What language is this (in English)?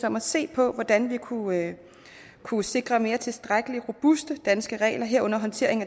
Danish